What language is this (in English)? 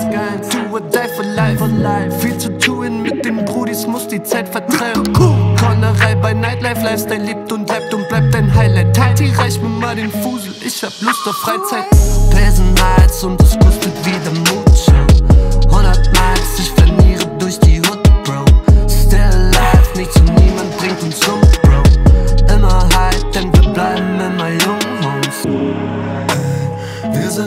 Vietnamese